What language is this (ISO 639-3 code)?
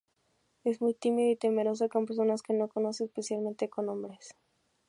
spa